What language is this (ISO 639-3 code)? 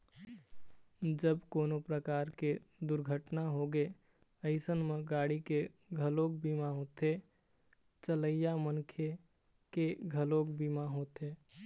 hne